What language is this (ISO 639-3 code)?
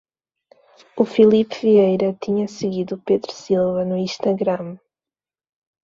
por